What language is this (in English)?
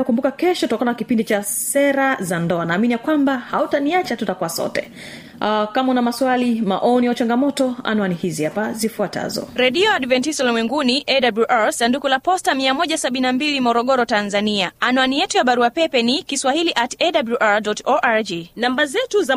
Swahili